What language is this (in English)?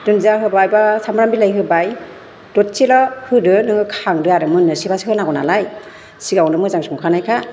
Bodo